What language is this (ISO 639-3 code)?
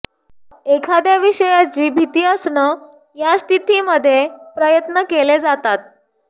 mar